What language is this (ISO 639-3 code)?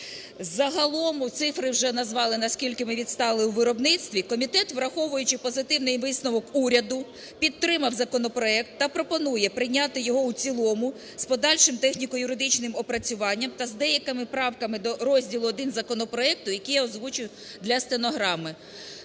ukr